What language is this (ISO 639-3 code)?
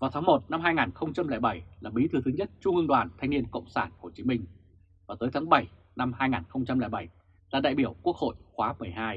vie